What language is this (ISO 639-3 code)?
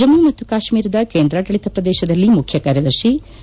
kan